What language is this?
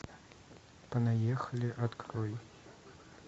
Russian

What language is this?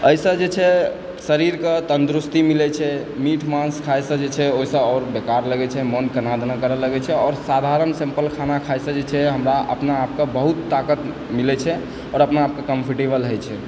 Maithili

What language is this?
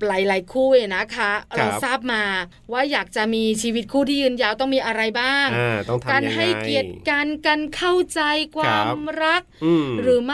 Thai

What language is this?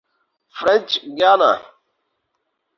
Urdu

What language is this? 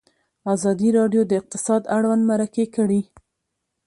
Pashto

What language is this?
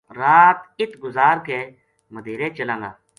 Gujari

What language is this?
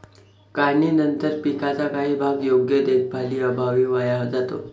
Marathi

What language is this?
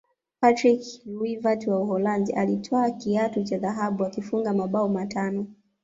Swahili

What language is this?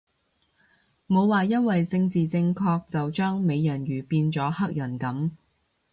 Cantonese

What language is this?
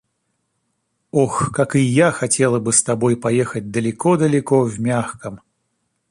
Russian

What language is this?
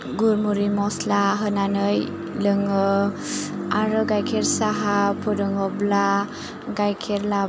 Bodo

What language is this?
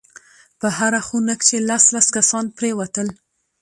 Pashto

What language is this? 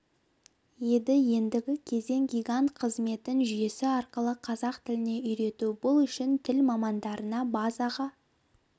Kazakh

